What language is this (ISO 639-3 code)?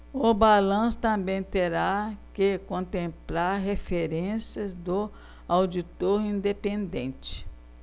por